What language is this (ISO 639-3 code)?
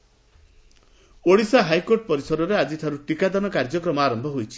ori